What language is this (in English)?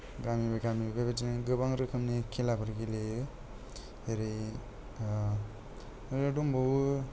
Bodo